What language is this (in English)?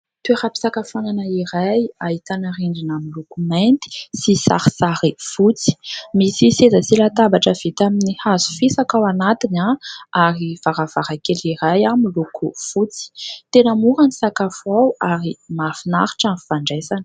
Malagasy